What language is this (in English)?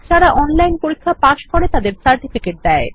Bangla